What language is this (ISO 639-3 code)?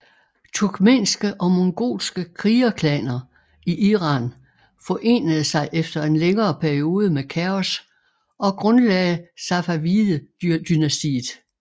dan